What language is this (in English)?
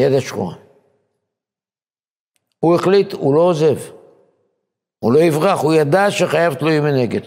Hebrew